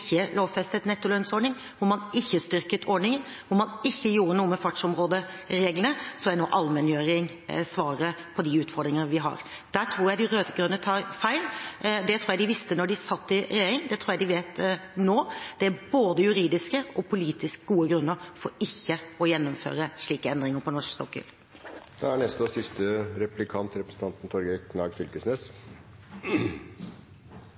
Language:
Norwegian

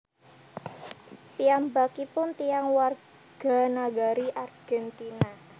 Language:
Javanese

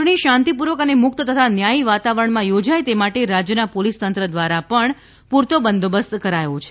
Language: Gujarati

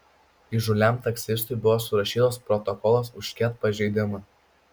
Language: Lithuanian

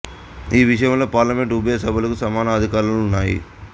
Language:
Telugu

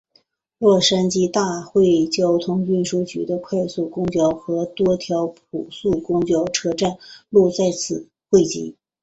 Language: Chinese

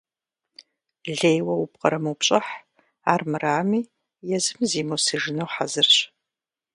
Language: Kabardian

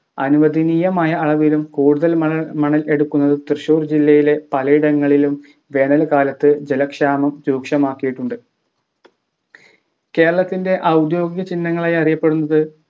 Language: Malayalam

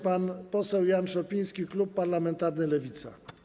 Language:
Polish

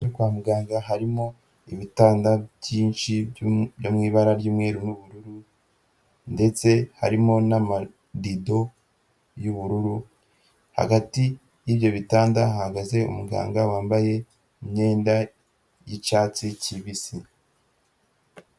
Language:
Kinyarwanda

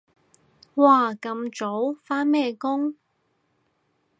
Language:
Cantonese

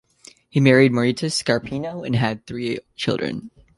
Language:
English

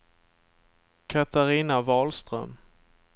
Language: Swedish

